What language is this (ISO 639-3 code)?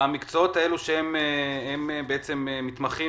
heb